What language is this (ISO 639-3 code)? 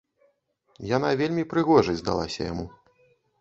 bel